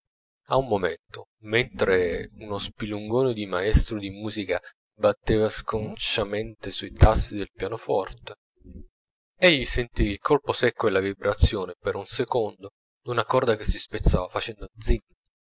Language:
Italian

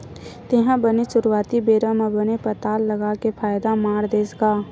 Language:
Chhattisgarhi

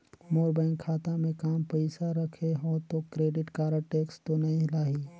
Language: Chhattisgarhi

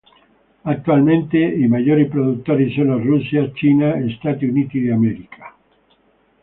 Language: Italian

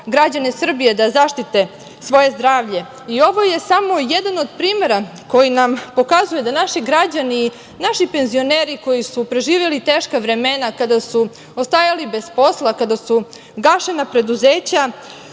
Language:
Serbian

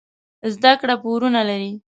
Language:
Pashto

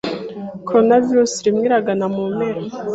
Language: Kinyarwanda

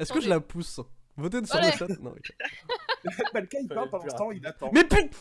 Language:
French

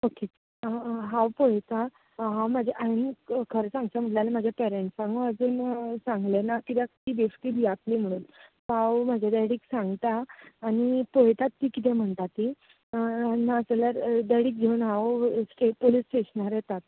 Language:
Konkani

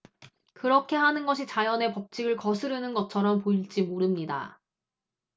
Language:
Korean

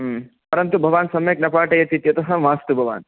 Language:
Sanskrit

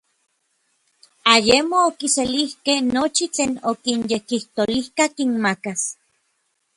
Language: Orizaba Nahuatl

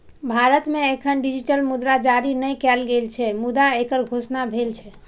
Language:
Maithili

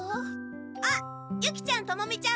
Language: Japanese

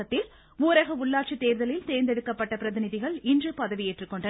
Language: Tamil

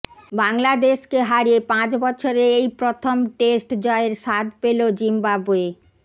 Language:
Bangla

